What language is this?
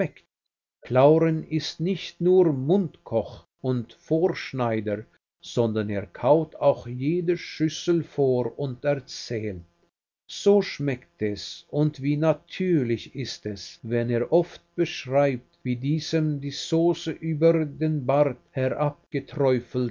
German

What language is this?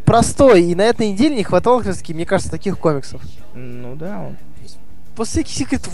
Russian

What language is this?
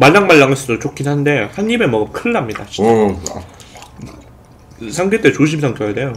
Korean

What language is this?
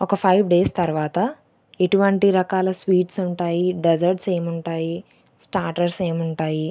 Telugu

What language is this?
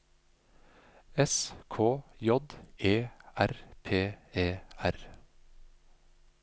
Norwegian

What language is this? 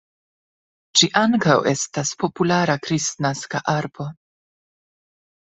Esperanto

